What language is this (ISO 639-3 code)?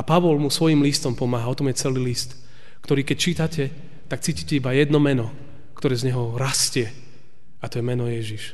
slk